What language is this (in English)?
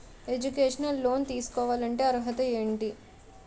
Telugu